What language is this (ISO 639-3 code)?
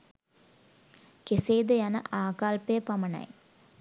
sin